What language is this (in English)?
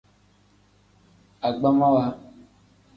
Tem